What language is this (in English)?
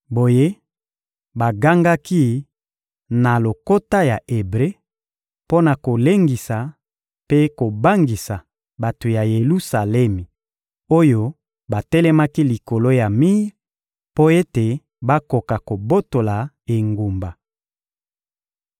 Lingala